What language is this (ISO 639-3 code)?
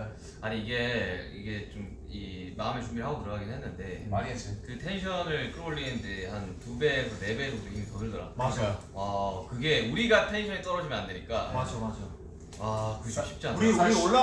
kor